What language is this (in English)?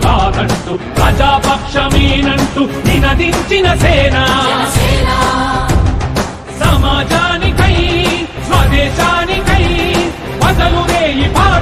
Arabic